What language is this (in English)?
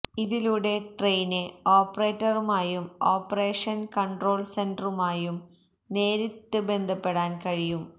Malayalam